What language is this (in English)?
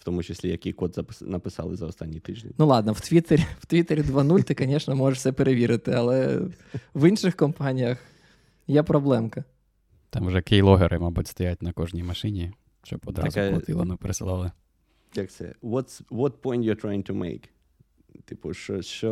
Ukrainian